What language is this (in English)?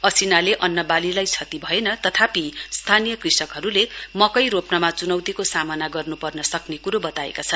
Nepali